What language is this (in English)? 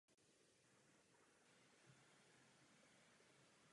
Czech